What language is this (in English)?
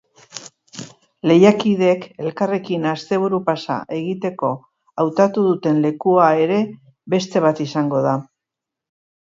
Basque